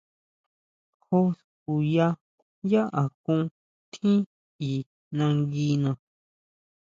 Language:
Huautla Mazatec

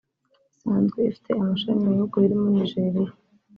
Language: Kinyarwanda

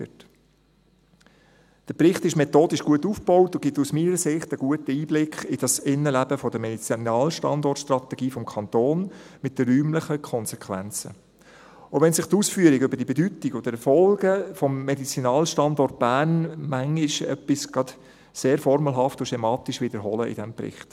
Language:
Swiss German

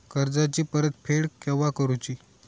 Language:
Marathi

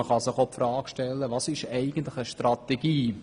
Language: Swiss German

